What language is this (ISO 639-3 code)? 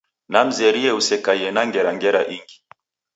dav